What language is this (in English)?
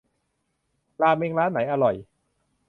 Thai